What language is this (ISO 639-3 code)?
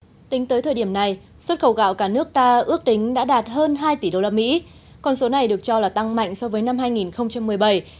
vie